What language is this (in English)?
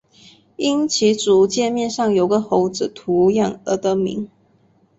Chinese